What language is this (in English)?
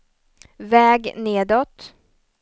Swedish